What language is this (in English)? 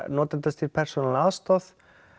Icelandic